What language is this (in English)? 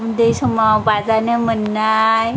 Bodo